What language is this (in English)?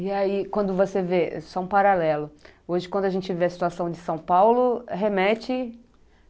Portuguese